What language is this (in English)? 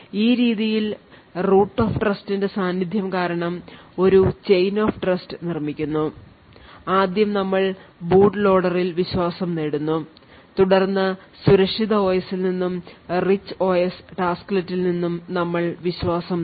Malayalam